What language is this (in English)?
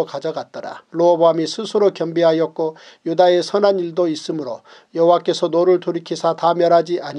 Korean